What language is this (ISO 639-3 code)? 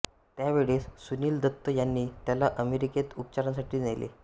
mar